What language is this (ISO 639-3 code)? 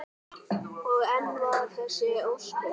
isl